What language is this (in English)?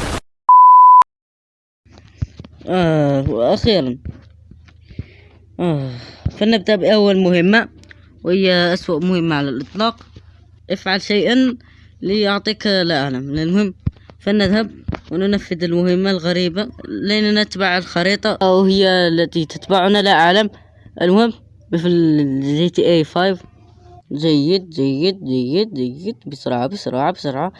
Arabic